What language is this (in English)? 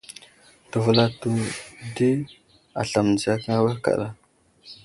Wuzlam